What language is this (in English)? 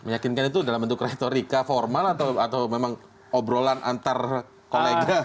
Indonesian